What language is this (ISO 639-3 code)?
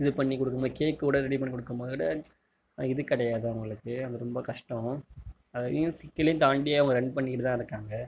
tam